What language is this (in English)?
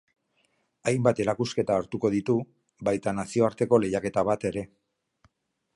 Basque